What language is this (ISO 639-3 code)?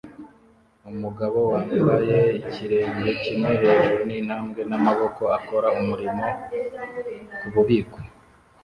kin